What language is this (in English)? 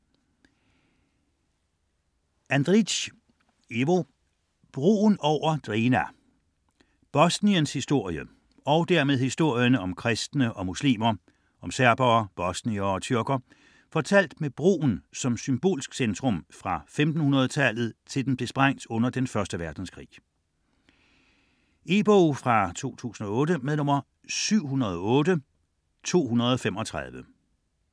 Danish